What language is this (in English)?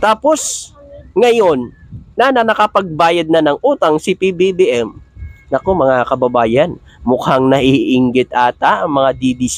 Filipino